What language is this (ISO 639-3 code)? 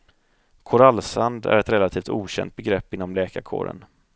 swe